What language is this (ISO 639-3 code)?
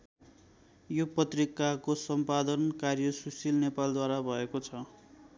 nep